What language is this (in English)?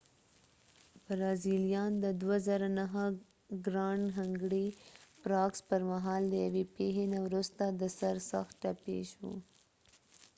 Pashto